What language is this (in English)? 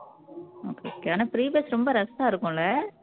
Tamil